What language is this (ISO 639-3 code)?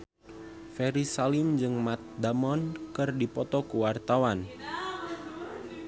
sun